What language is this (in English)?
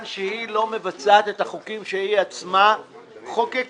Hebrew